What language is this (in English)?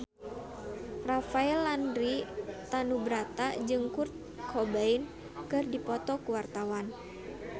Sundanese